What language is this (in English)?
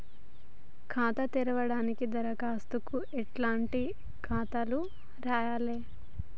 Telugu